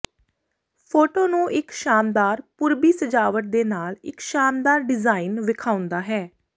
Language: Punjabi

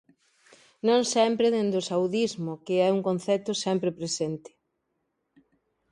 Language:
Galician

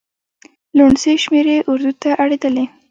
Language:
Pashto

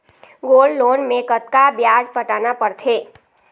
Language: Chhattisgarhi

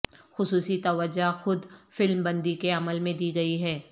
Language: Urdu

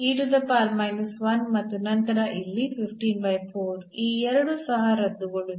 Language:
Kannada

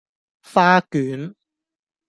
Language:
Cantonese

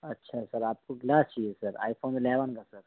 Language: Urdu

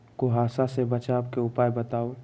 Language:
Magahi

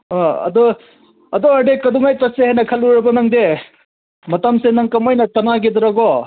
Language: Manipuri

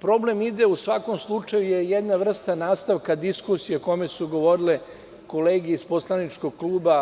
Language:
Serbian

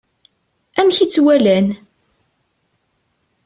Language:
Kabyle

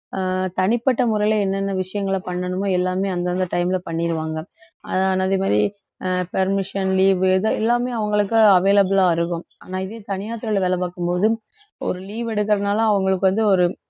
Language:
Tamil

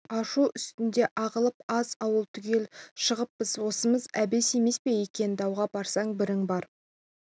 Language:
Kazakh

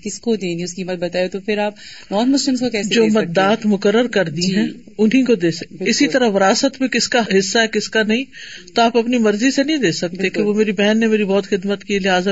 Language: Urdu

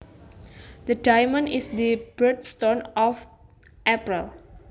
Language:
Javanese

